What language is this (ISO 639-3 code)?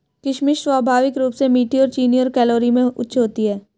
hin